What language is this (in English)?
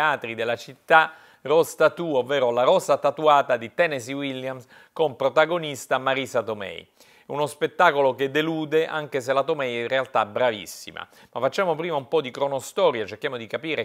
Italian